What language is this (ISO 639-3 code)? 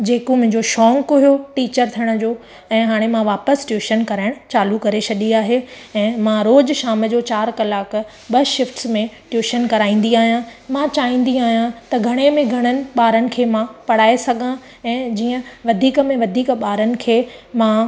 snd